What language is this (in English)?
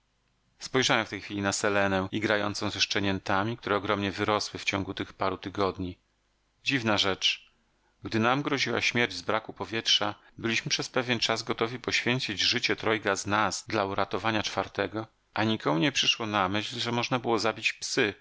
Polish